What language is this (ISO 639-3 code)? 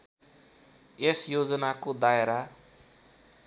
nep